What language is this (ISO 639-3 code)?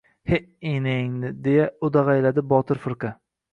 uzb